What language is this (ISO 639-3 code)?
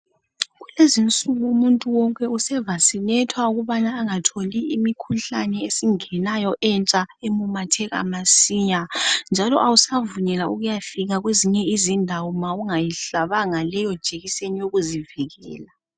nde